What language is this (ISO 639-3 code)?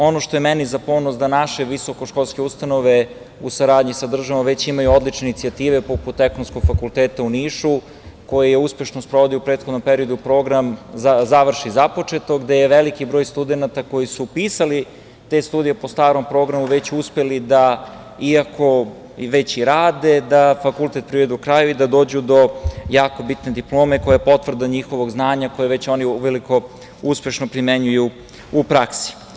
srp